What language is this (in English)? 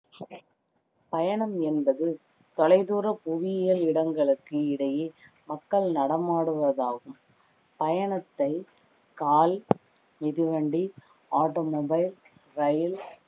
Tamil